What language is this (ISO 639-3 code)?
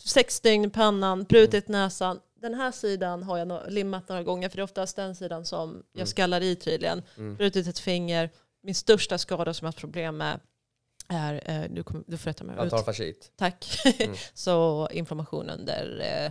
swe